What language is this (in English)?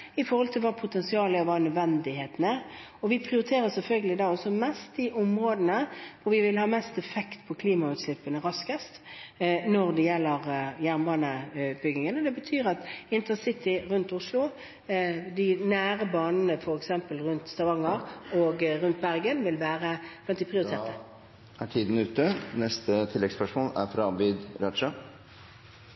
Norwegian